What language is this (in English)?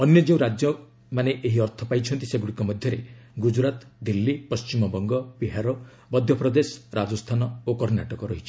Odia